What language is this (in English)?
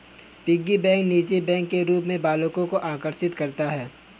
Hindi